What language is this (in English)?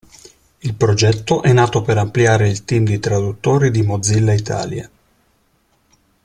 Italian